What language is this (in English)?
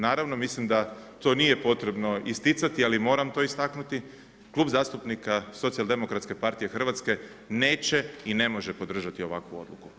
Croatian